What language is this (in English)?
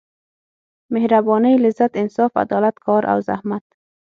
Pashto